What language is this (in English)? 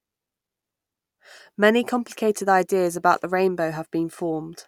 English